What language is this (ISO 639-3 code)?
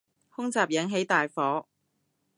yue